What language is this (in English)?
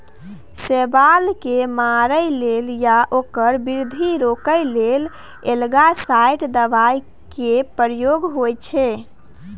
Maithili